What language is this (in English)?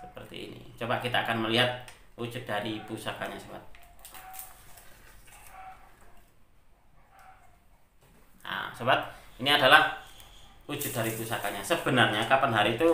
Indonesian